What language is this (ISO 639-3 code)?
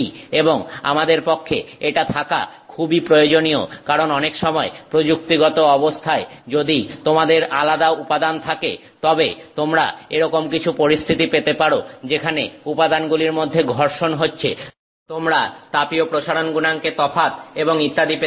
ben